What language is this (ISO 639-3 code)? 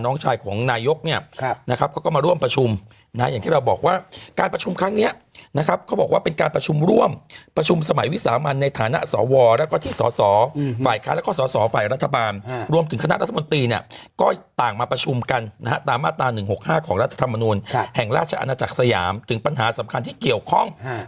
tha